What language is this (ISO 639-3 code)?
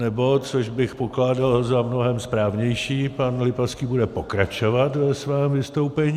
ces